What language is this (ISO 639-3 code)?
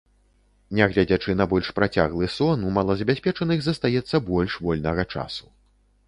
bel